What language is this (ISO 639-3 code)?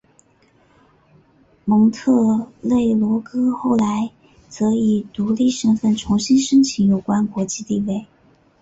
zho